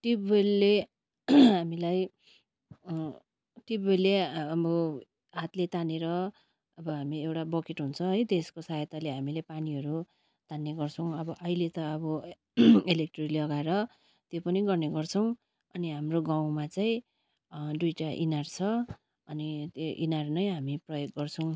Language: Nepali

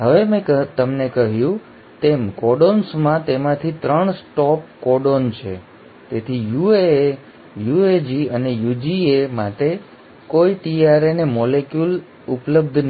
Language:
Gujarati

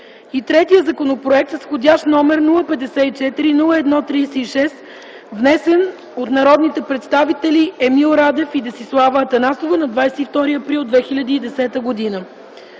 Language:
Bulgarian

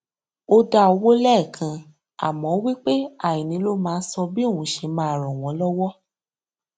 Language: Yoruba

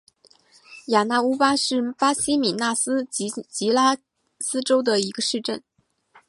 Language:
Chinese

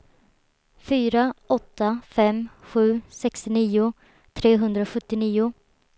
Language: Swedish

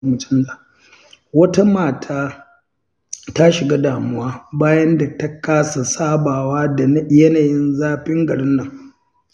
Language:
Hausa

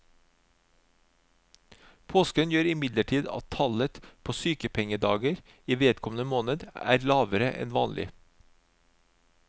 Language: Norwegian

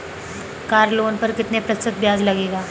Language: Hindi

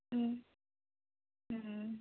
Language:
Manipuri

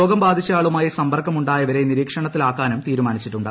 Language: Malayalam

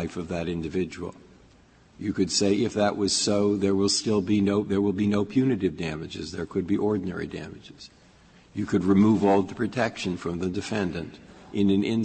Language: English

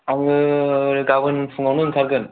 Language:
Bodo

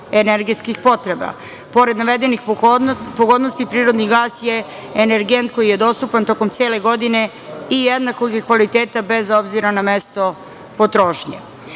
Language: Serbian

